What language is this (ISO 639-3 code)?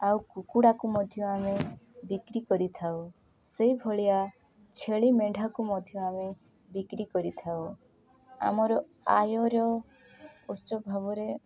ori